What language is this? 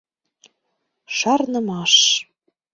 Mari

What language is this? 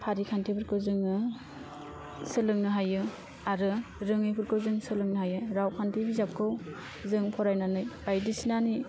Bodo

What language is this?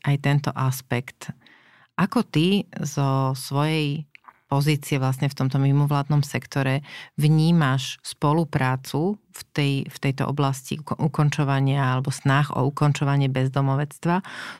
Slovak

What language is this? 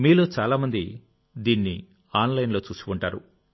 Telugu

